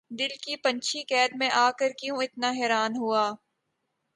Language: Urdu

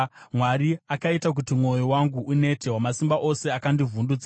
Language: Shona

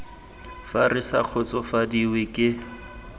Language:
Tswana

